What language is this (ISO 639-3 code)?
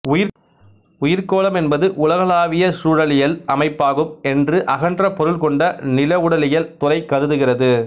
tam